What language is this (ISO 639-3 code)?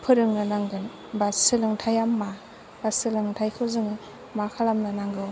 brx